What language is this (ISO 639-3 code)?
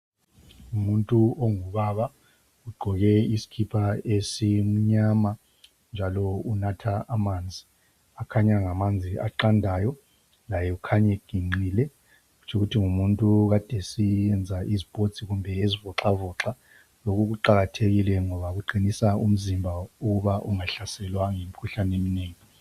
nde